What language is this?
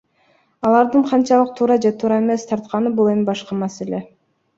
Kyrgyz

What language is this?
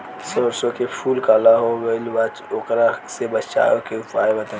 Bhojpuri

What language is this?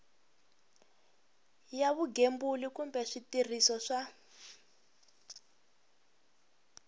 Tsonga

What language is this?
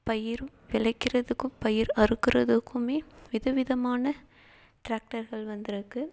Tamil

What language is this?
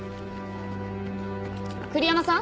Japanese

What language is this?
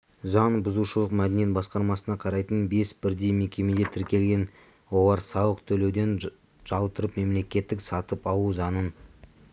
Kazakh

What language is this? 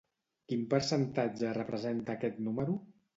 Catalan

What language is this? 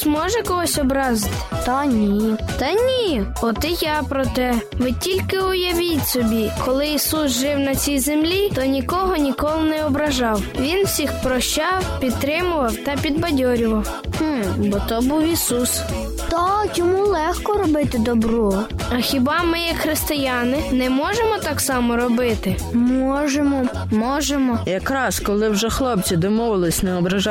Ukrainian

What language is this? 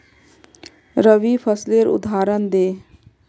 Magahi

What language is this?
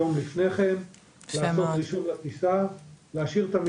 Hebrew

